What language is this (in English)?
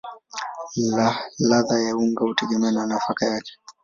Swahili